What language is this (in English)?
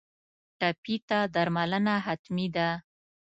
Pashto